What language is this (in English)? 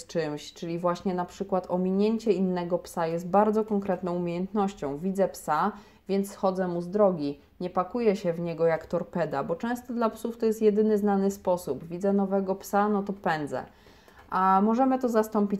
Polish